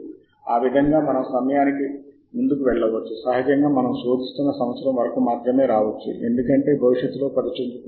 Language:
Telugu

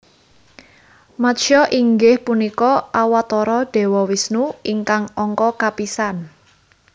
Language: Javanese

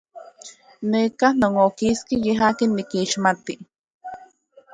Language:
Central Puebla Nahuatl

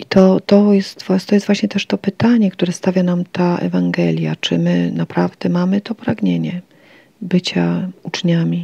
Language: Polish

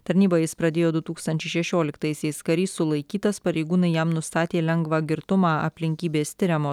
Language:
Lithuanian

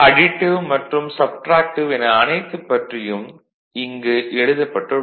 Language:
Tamil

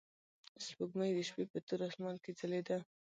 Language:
Pashto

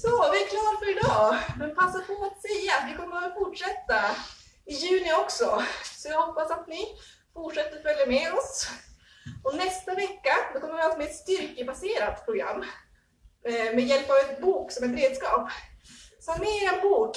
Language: Swedish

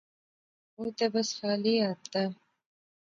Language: Pahari-Potwari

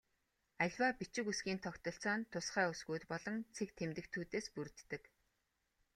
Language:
Mongolian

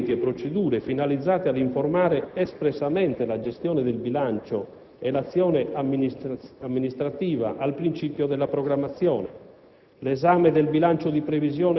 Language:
Italian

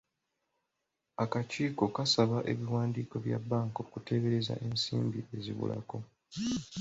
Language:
Ganda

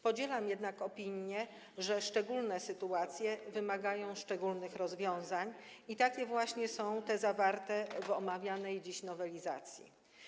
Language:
Polish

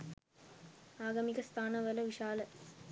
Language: Sinhala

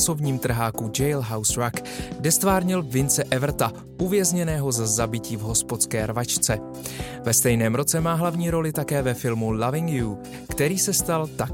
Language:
Czech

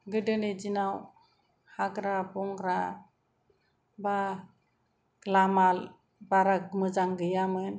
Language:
Bodo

